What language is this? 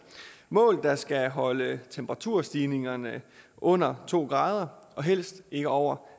Danish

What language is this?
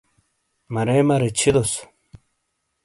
Shina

